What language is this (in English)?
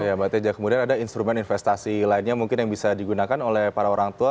Indonesian